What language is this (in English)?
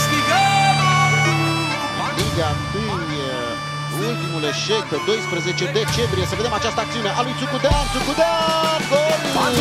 Lithuanian